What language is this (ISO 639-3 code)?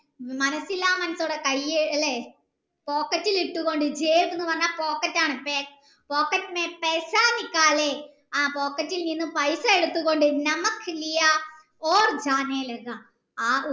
mal